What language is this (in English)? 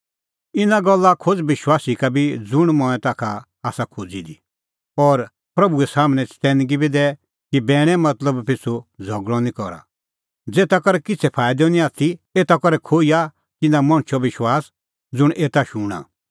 Kullu Pahari